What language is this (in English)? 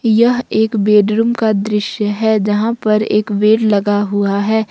Hindi